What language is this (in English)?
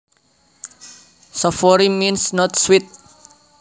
Javanese